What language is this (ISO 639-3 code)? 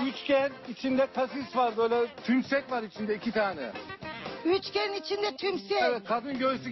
tur